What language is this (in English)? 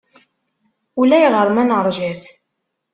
Kabyle